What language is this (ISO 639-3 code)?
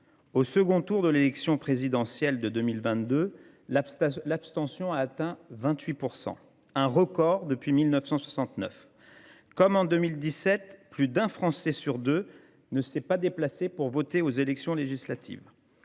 fra